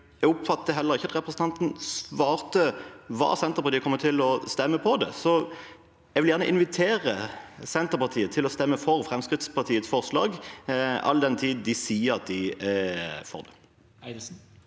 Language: Norwegian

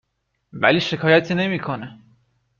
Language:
Persian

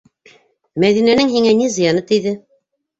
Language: Bashkir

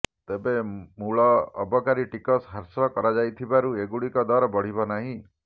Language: Odia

